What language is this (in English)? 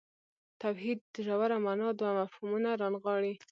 Pashto